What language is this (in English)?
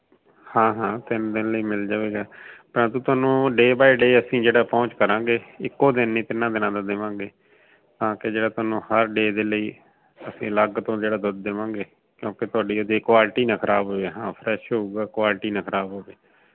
Punjabi